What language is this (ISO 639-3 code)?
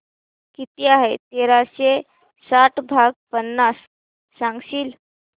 mar